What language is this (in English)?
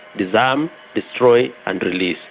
English